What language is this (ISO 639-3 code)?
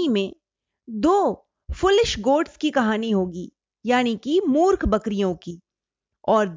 hin